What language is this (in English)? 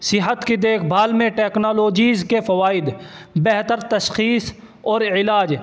Urdu